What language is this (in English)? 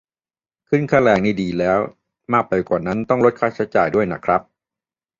Thai